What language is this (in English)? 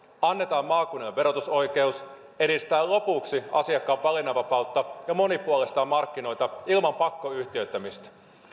Finnish